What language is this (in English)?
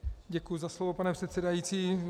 Czech